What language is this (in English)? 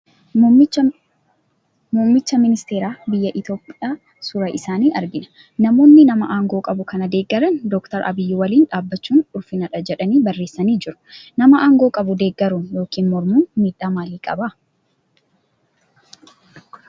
Oromo